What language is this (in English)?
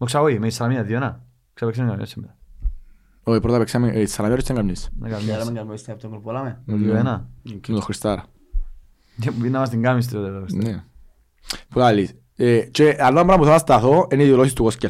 Greek